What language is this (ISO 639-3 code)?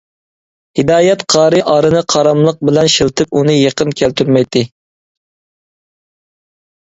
uig